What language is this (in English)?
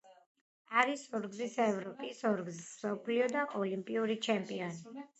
Georgian